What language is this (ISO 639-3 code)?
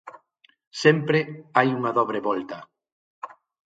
glg